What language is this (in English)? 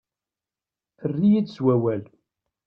Kabyle